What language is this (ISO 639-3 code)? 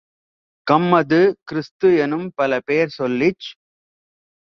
tam